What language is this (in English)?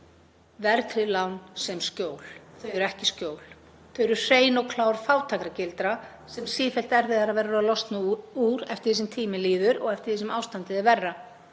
Icelandic